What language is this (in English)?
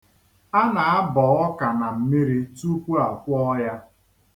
Igbo